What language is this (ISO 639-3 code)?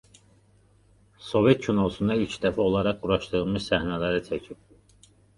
aze